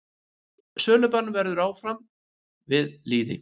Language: Icelandic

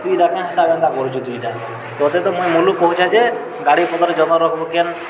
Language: Odia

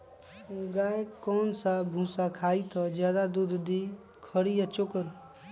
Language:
Magahi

